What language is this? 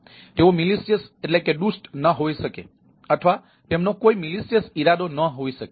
Gujarati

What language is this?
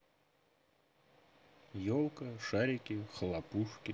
Russian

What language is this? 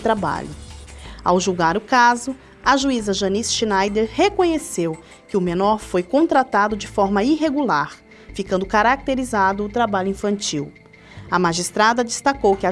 Portuguese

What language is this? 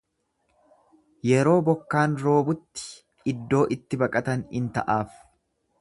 Oromo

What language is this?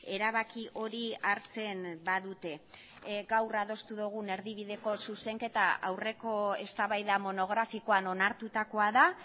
Basque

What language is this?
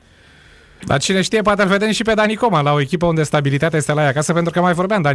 Romanian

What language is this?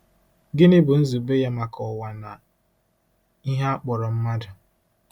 Igbo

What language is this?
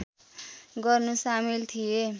Nepali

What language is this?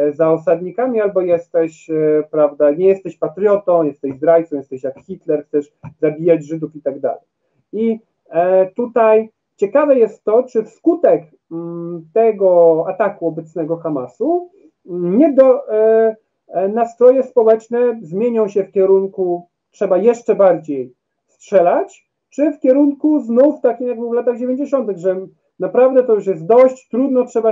Polish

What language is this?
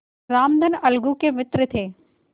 Hindi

